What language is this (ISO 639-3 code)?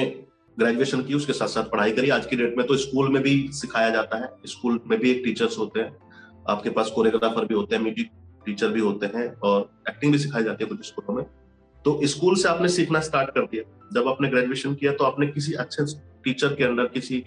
hin